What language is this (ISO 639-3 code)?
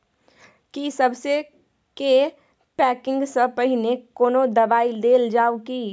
mai